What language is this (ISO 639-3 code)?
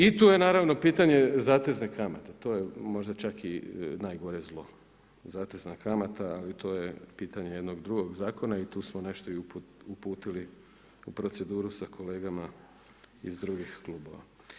hrv